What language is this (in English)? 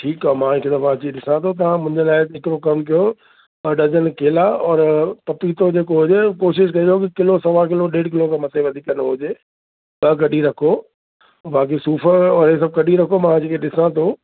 Sindhi